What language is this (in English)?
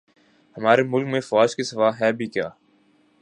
Urdu